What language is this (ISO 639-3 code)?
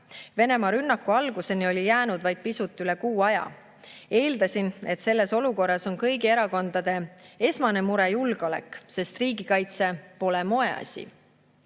est